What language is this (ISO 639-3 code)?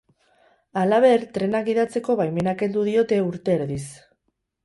eus